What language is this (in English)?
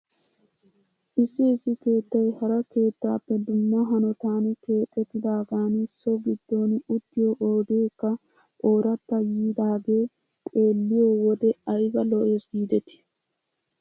Wolaytta